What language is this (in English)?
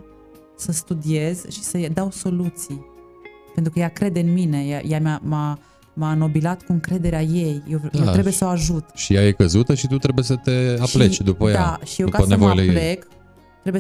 Romanian